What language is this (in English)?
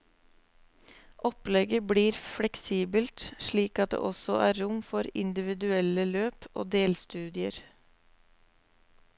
Norwegian